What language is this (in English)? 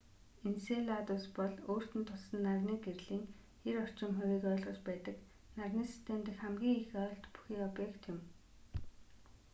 Mongolian